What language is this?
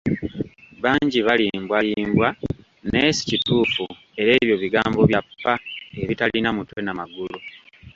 Ganda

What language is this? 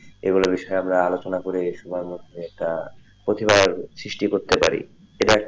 Bangla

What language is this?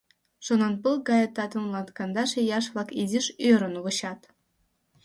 Mari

